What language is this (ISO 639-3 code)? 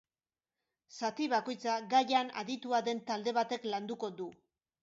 eus